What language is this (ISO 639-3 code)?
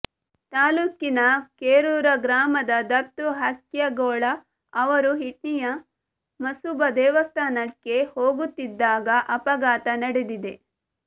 kan